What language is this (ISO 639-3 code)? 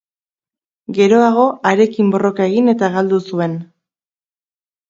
eus